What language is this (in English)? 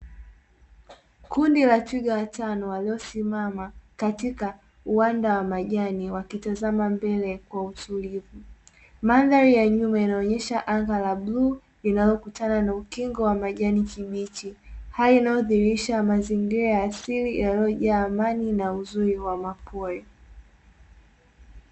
Swahili